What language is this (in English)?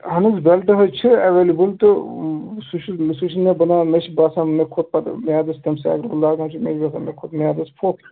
Kashmiri